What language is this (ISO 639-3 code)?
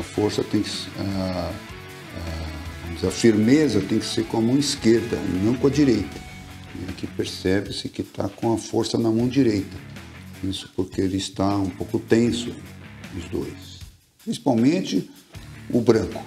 por